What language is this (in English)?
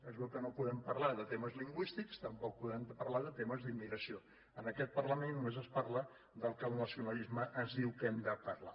Catalan